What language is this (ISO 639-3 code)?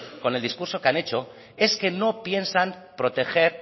spa